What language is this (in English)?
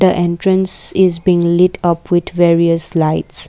English